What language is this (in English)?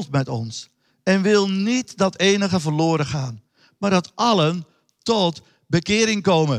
Dutch